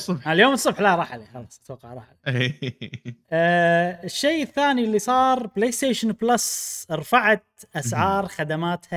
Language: Arabic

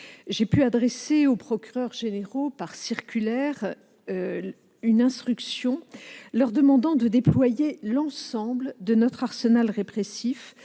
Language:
French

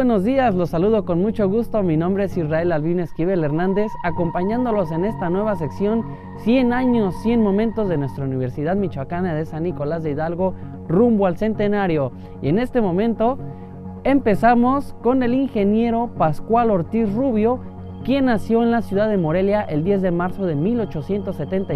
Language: Spanish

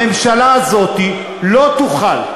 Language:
Hebrew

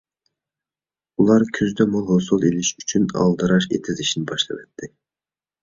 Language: Uyghur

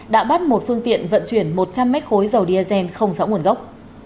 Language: Vietnamese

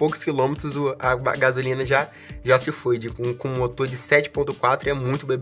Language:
Portuguese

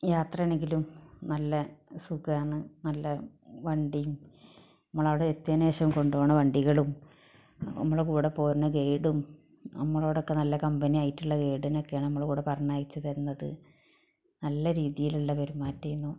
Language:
Malayalam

